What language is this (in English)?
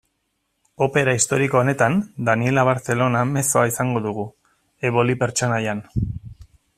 Basque